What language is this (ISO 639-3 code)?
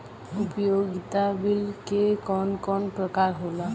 bho